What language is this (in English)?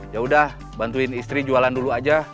Indonesian